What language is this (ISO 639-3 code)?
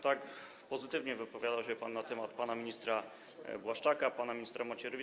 pol